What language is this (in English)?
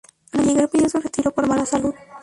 Spanish